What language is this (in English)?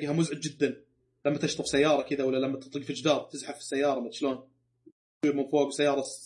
Arabic